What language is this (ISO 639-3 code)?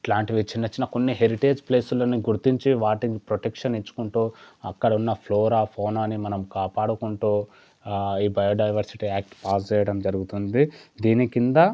tel